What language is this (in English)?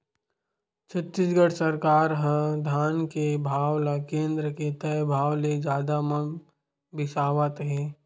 Chhattisgarhi